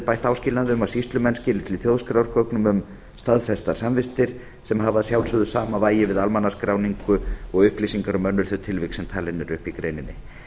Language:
Icelandic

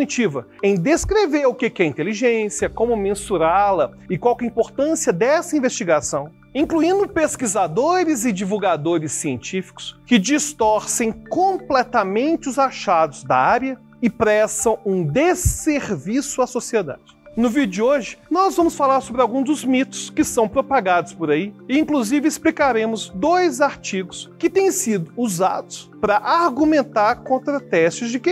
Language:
Portuguese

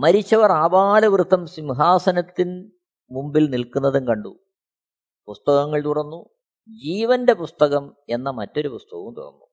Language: Malayalam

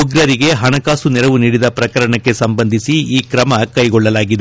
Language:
Kannada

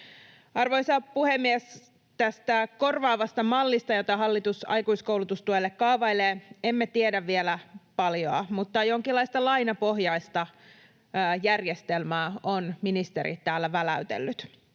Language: Finnish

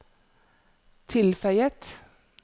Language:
Norwegian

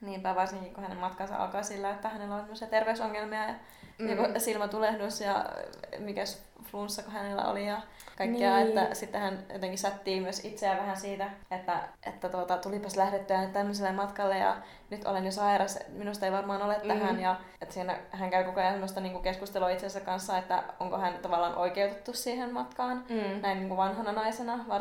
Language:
Finnish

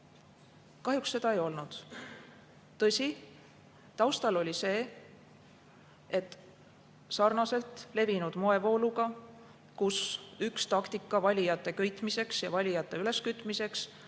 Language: Estonian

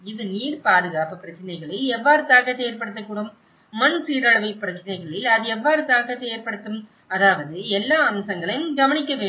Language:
Tamil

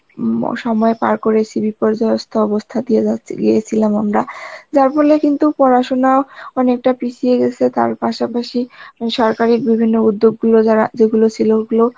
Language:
Bangla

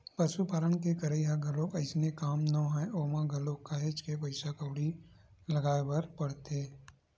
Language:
Chhattisgarhi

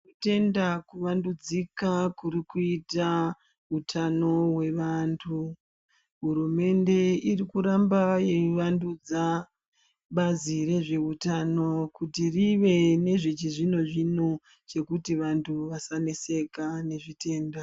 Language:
Ndau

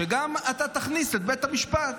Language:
Hebrew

